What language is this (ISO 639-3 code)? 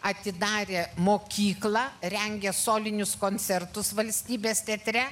lit